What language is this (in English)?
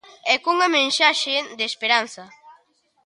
Galician